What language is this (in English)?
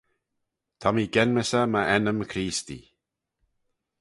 Manx